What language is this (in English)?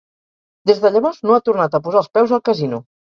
Catalan